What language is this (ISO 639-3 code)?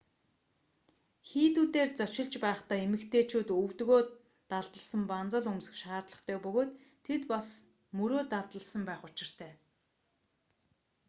mon